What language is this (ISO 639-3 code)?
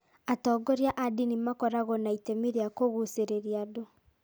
kik